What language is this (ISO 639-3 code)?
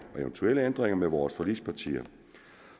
dan